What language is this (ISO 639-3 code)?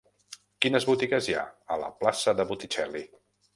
cat